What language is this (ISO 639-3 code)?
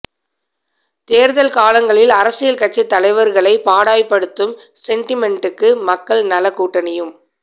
tam